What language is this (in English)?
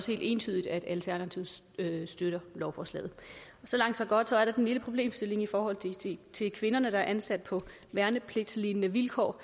Danish